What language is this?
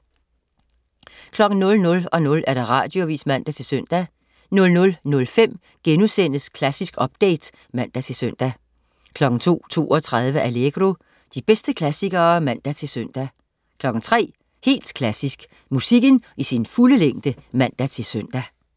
Danish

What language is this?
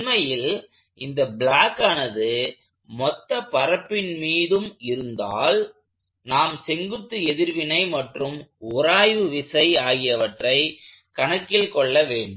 Tamil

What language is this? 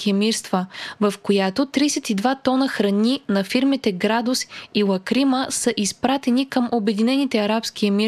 Bulgarian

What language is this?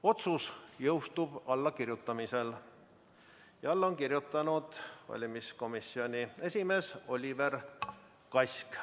Estonian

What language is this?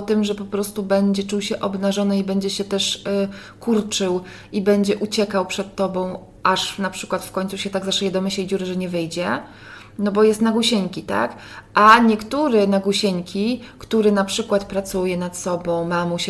Polish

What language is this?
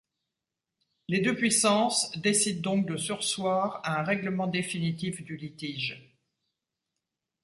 French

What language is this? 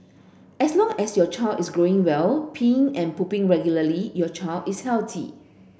English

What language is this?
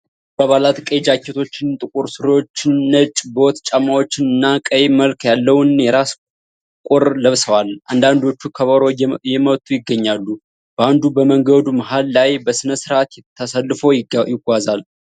Amharic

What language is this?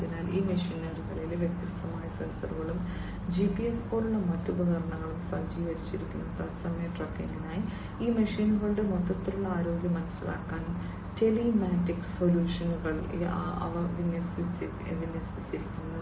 Malayalam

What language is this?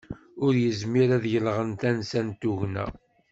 Kabyle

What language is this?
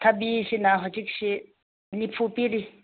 Manipuri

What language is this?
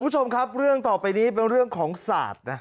Thai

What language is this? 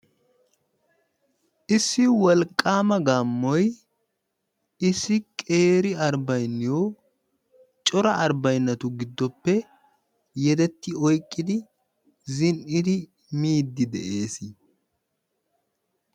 Wolaytta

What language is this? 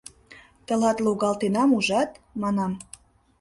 Mari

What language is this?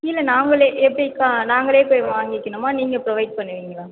Tamil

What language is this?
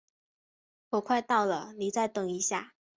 Chinese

